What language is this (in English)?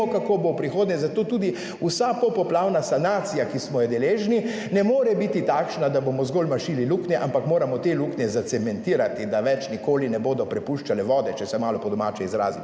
Slovenian